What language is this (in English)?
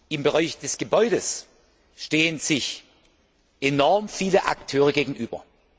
German